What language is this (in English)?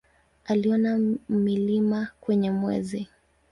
Swahili